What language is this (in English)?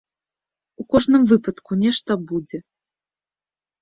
Belarusian